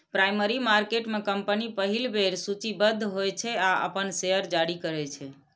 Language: Maithili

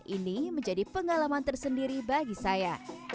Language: Indonesian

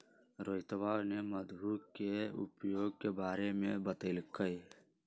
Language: Magahi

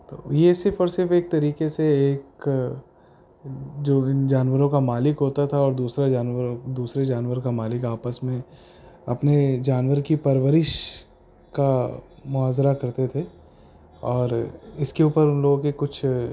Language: Urdu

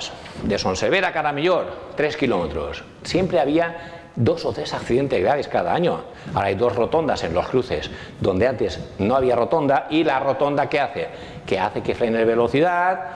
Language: Spanish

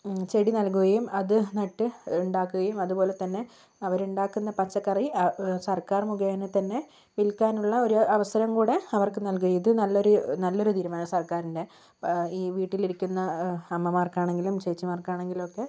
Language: Malayalam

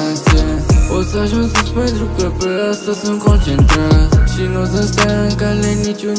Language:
Romanian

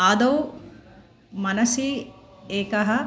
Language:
Sanskrit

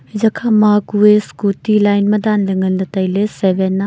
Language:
Wancho Naga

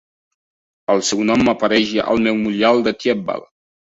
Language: Catalan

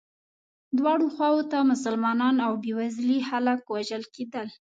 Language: Pashto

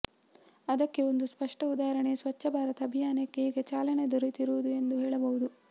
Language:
Kannada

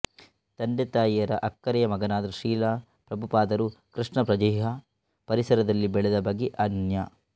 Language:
Kannada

